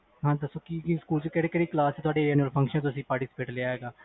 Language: Punjabi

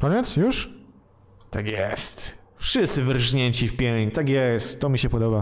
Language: Polish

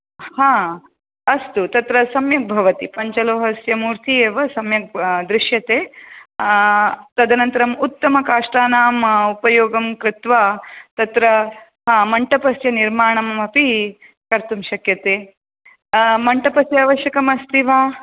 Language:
Sanskrit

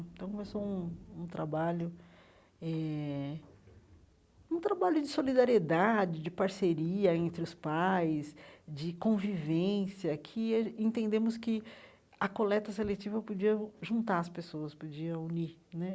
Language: Portuguese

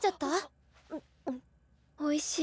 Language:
Japanese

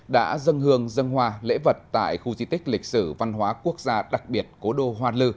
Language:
Vietnamese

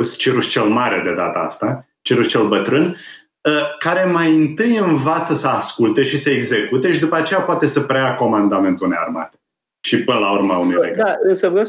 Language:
Romanian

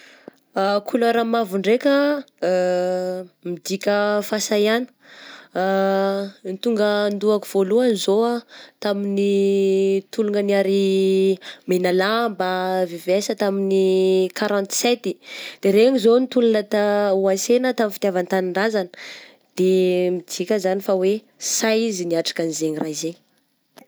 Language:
Southern Betsimisaraka Malagasy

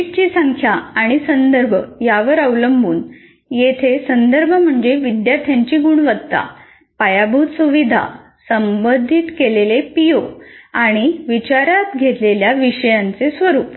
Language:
Marathi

